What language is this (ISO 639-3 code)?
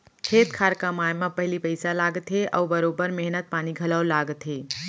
hne